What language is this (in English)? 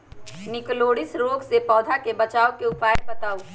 Magahi